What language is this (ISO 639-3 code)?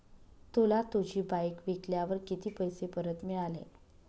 mar